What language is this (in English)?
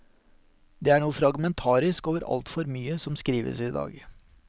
Norwegian